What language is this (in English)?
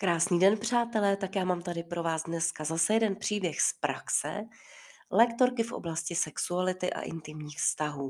Czech